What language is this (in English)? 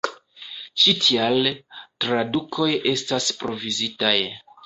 Esperanto